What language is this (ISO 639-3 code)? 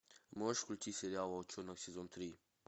rus